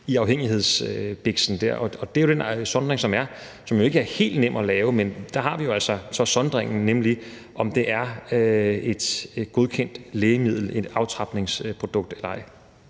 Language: Danish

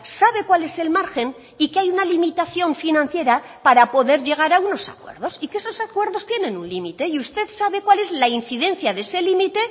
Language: Spanish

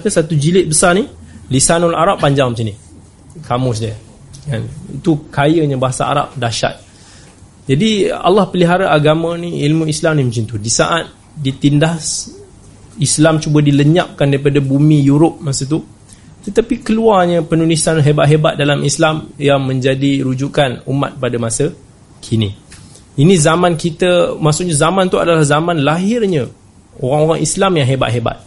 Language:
Malay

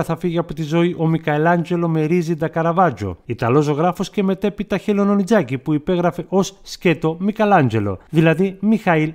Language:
Greek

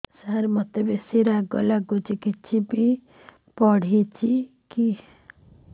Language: Odia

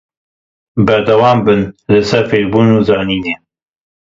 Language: Kurdish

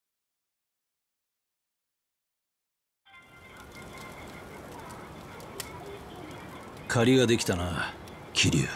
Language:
Japanese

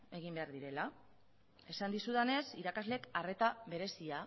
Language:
Basque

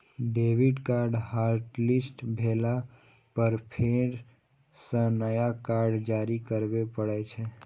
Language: Maithili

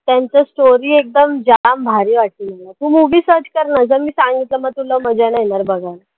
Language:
Marathi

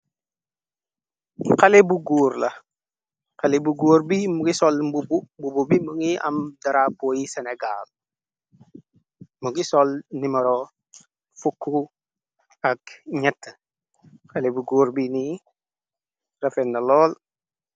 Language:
Wolof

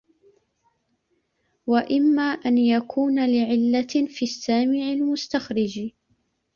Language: Arabic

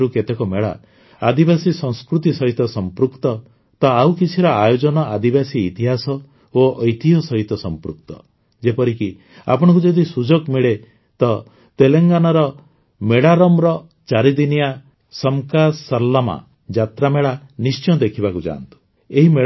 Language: Odia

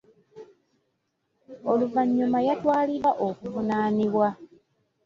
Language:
Ganda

